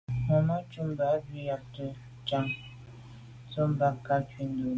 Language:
Medumba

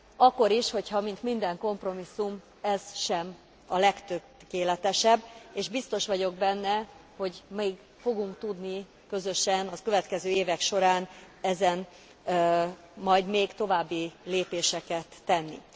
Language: Hungarian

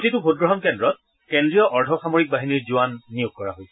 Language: Assamese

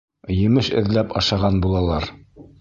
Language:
Bashkir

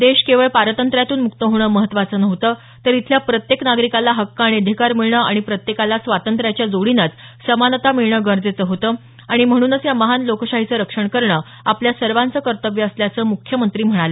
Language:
Marathi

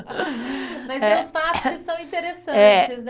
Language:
Portuguese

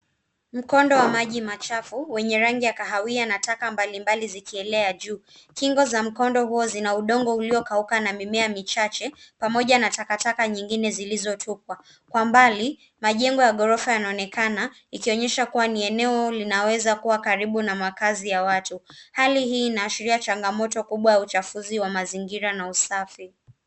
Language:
Swahili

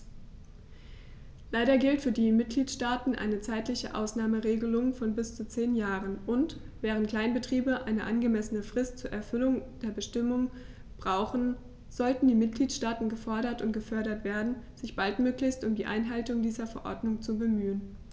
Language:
German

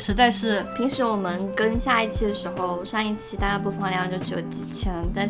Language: Chinese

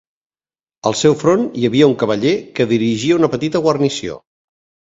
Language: Catalan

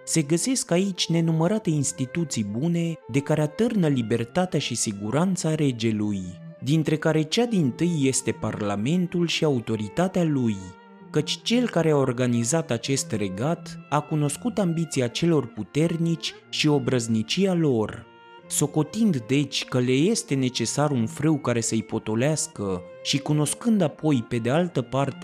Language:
Romanian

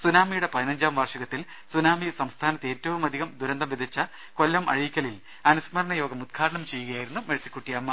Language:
Malayalam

